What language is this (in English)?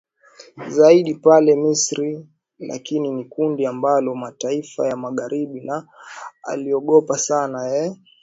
Swahili